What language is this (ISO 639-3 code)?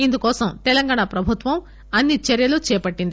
tel